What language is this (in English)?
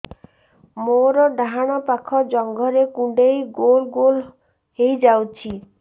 Odia